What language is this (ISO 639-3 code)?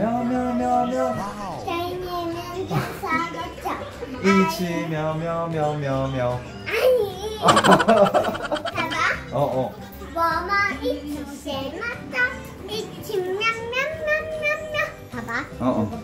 kor